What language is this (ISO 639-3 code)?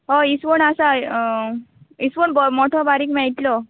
kok